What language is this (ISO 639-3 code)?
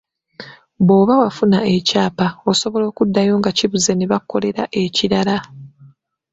lug